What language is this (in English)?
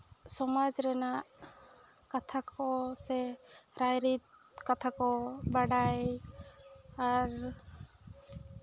Santali